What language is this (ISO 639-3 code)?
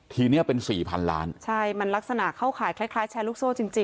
tha